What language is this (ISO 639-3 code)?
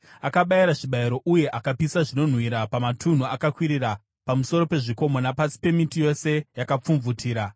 sna